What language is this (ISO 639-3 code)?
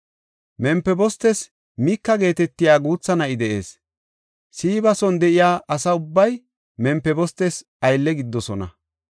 gof